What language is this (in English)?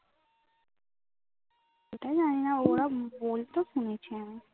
Bangla